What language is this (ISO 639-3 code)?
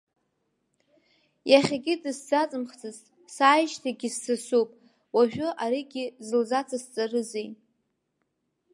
abk